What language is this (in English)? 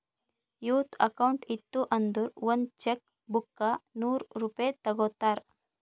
Kannada